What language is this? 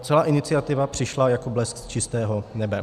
Czech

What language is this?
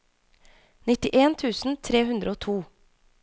Norwegian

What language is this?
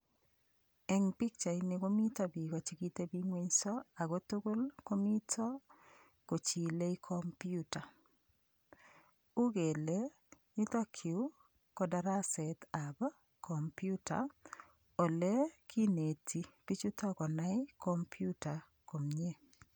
Kalenjin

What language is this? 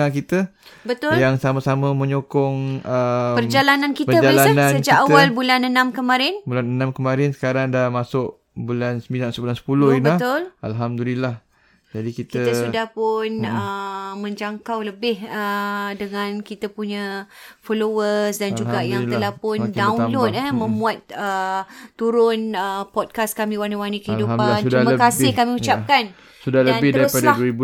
Malay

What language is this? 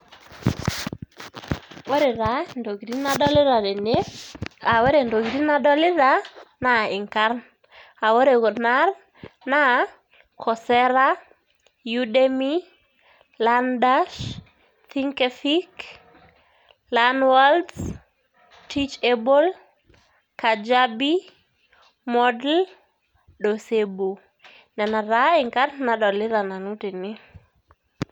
Masai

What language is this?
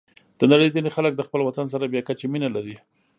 Pashto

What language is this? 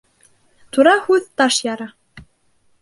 Bashkir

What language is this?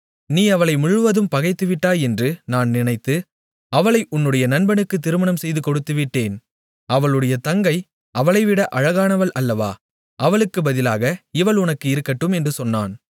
Tamil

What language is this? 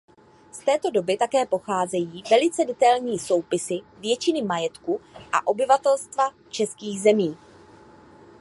Czech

